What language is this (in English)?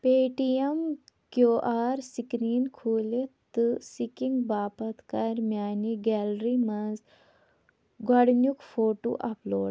Kashmiri